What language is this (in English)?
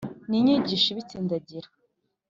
Kinyarwanda